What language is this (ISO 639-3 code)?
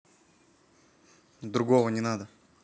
rus